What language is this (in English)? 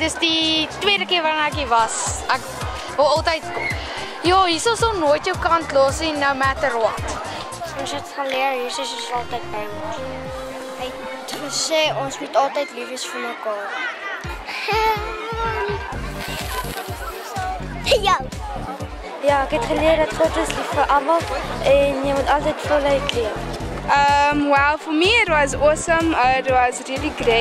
Dutch